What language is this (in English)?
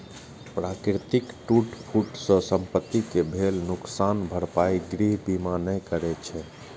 Maithili